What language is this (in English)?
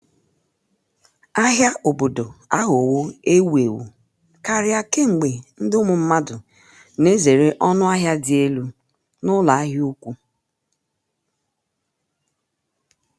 Igbo